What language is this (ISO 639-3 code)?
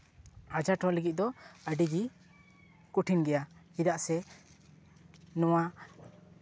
sat